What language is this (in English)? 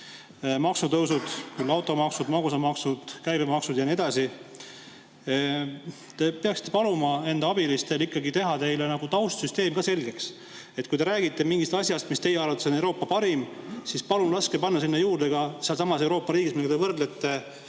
Estonian